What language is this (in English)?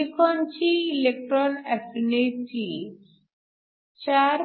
Marathi